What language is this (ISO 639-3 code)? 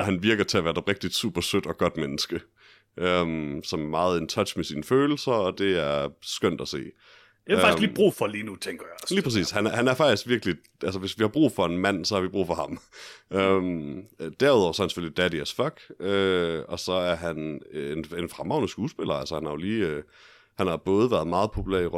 dan